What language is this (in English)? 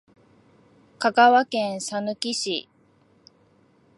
Japanese